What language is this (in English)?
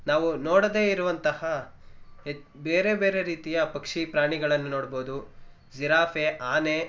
Kannada